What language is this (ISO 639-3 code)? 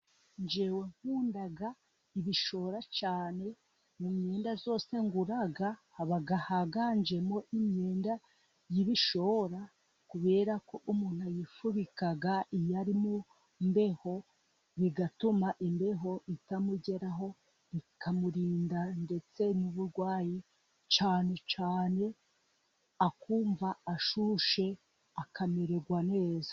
kin